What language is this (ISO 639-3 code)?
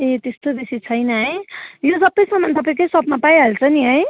nep